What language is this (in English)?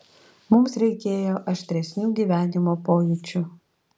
Lithuanian